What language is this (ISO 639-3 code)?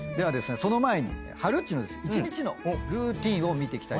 jpn